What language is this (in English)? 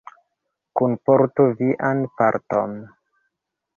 Esperanto